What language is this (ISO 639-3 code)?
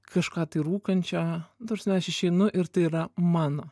lit